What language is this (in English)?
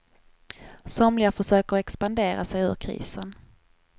Swedish